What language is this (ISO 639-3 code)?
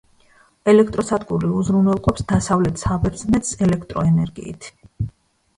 kat